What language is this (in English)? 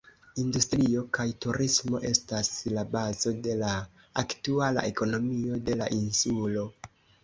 Esperanto